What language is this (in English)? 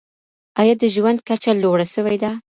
Pashto